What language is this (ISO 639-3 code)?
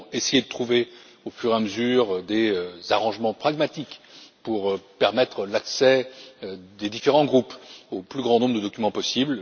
fra